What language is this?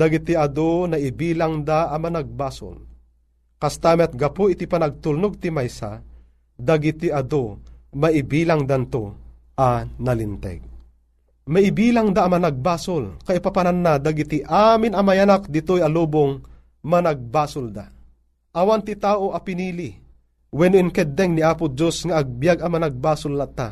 Filipino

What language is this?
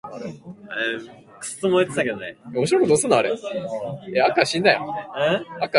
Japanese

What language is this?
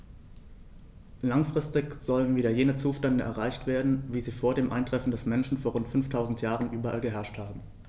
German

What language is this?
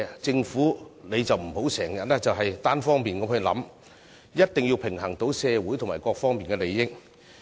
Cantonese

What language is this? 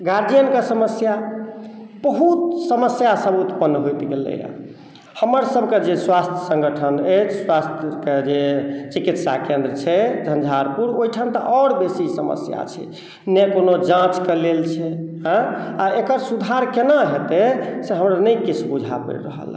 Maithili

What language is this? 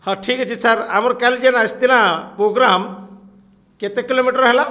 Odia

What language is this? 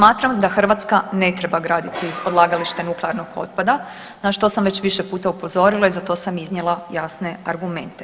Croatian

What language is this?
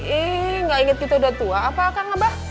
Indonesian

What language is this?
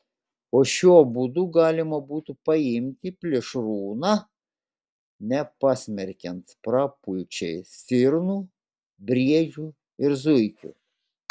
Lithuanian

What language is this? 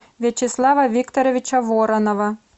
Russian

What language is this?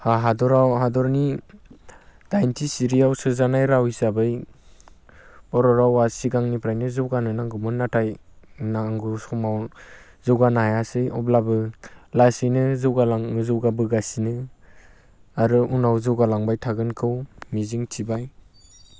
Bodo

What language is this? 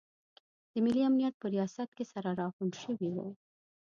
Pashto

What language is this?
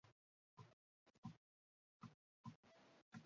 Chinese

